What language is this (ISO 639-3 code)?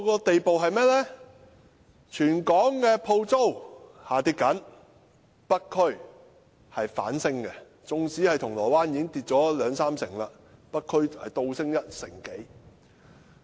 yue